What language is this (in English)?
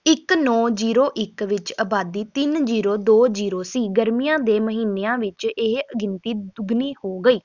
Punjabi